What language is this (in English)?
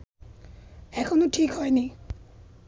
Bangla